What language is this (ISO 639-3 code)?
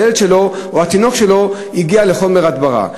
heb